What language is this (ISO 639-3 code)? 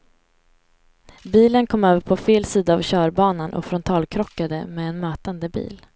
swe